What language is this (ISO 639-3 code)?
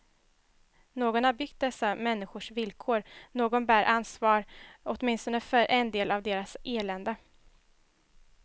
swe